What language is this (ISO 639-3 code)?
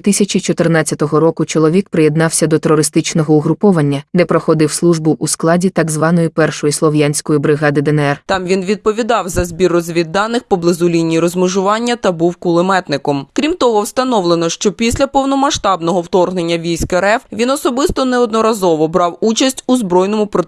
ukr